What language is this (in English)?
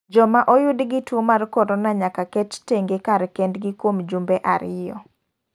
Luo (Kenya and Tanzania)